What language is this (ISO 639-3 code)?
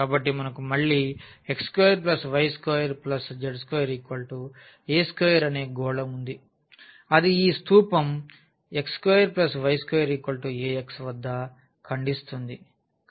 tel